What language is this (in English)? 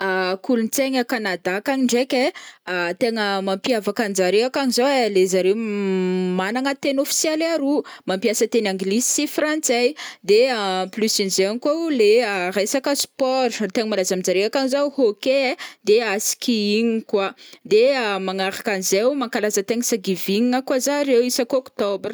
Northern Betsimisaraka Malagasy